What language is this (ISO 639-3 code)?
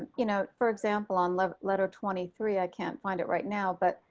eng